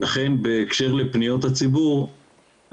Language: Hebrew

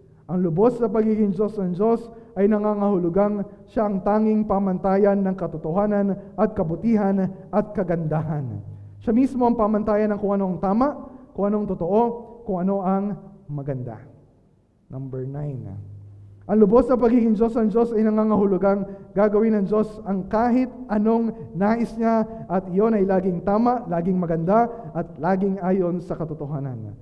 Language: Filipino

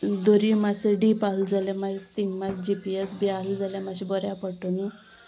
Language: Konkani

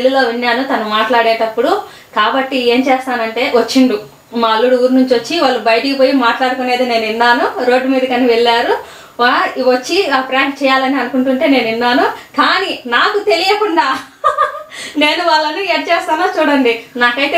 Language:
Indonesian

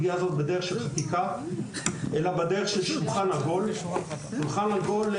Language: Hebrew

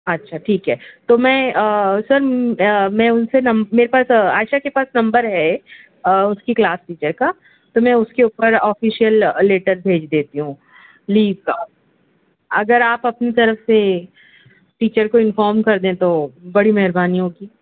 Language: Urdu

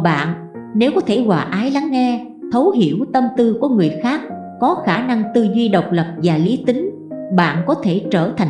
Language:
Vietnamese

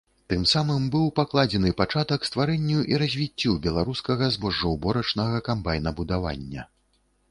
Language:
Belarusian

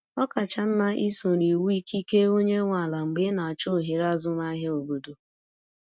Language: Igbo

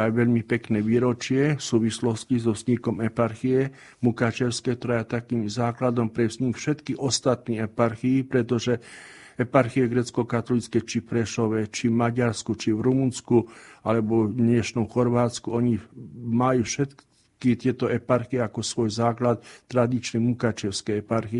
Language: Slovak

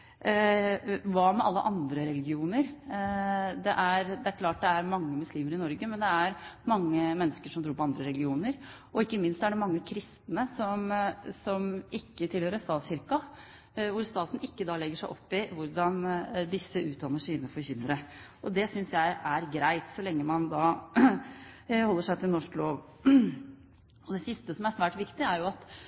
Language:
Norwegian Bokmål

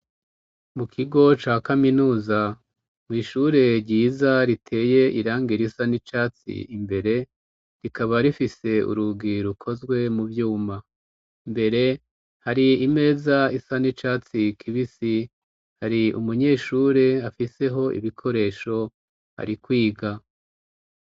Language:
Rundi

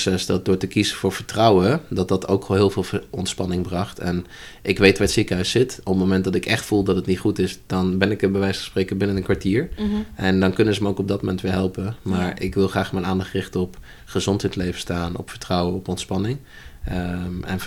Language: Dutch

